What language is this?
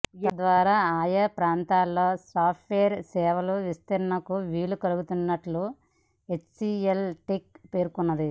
Telugu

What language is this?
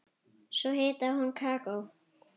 Icelandic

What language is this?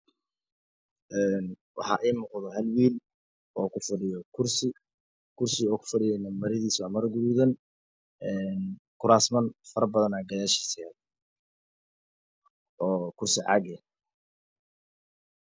Somali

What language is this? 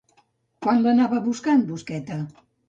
Catalan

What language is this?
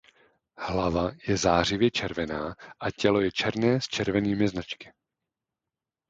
Czech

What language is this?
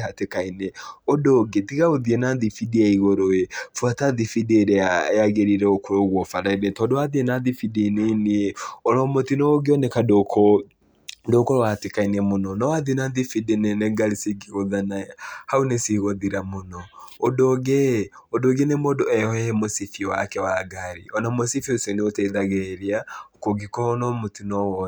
Kikuyu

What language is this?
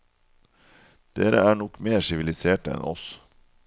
Norwegian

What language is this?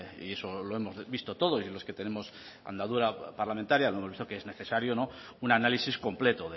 Spanish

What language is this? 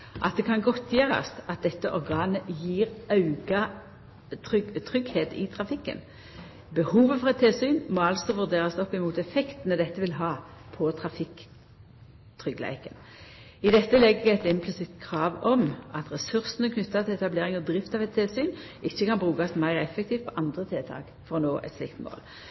Norwegian Nynorsk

